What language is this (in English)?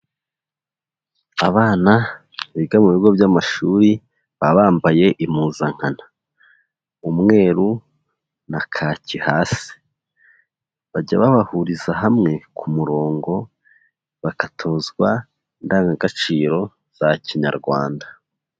Kinyarwanda